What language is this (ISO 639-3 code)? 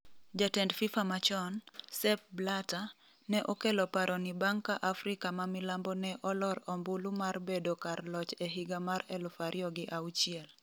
luo